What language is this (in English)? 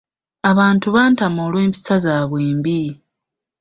Ganda